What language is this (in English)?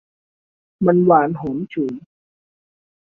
Thai